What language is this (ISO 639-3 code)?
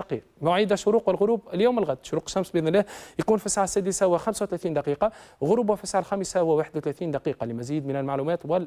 ara